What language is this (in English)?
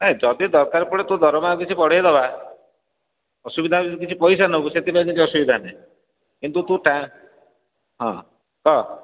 Odia